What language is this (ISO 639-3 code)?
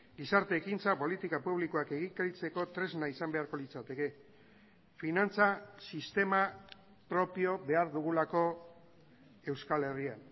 eus